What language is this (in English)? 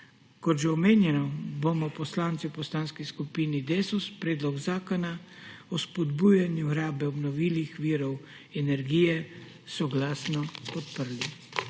Slovenian